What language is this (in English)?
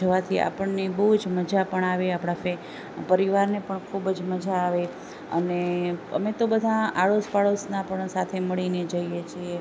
Gujarati